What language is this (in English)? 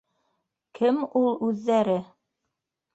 Bashkir